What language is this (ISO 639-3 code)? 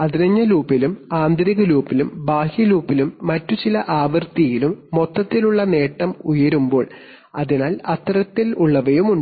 mal